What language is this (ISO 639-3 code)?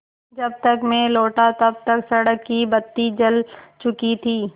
hin